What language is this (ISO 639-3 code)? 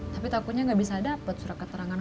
ind